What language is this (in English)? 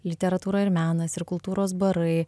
Lithuanian